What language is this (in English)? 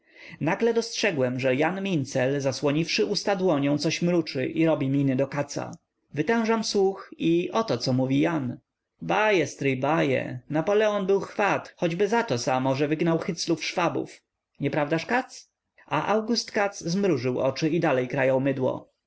Polish